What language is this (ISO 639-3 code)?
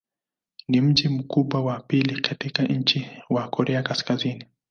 swa